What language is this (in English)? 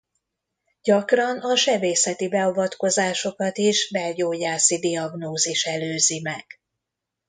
Hungarian